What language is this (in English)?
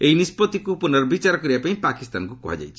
Odia